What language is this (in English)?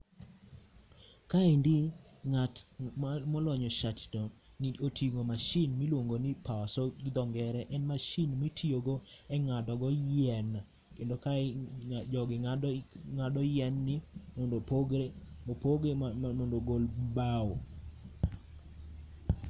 Luo (Kenya and Tanzania)